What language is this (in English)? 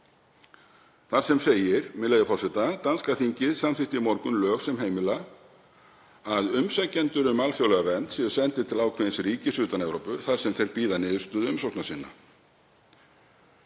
Icelandic